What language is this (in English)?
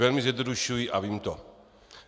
Czech